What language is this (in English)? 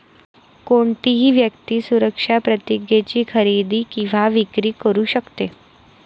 Marathi